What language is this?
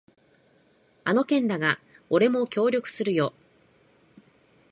Japanese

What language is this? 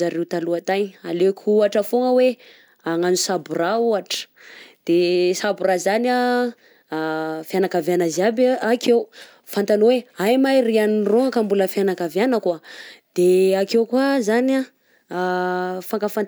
Southern Betsimisaraka Malagasy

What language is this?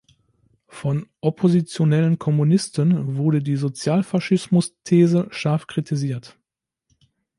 German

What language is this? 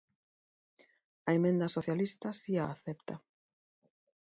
Galician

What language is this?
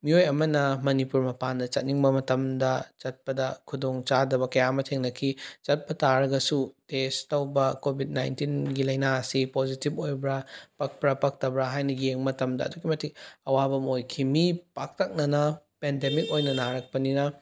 Manipuri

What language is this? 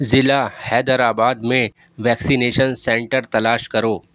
Urdu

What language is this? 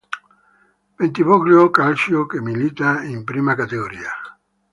Italian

